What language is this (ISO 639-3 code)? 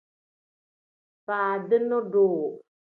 kdh